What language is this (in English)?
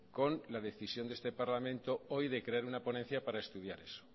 Spanish